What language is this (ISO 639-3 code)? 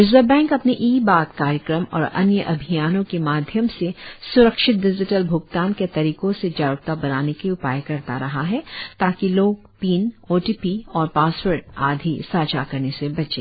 hin